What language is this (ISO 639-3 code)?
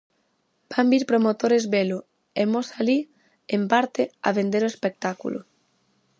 glg